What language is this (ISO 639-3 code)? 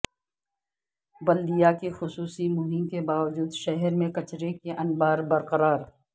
urd